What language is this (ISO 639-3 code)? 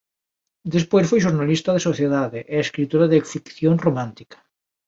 glg